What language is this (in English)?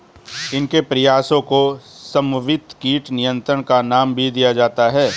Hindi